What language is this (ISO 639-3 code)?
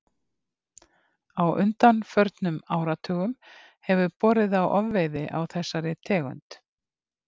isl